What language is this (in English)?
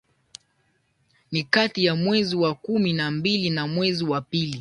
Swahili